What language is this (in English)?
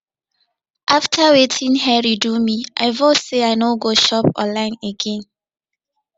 Nigerian Pidgin